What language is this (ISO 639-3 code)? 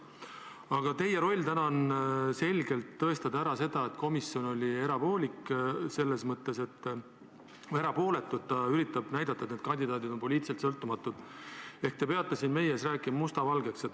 est